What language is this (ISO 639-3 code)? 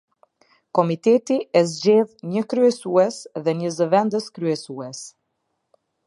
sqi